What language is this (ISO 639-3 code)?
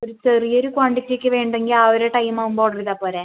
mal